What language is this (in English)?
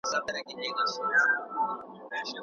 Pashto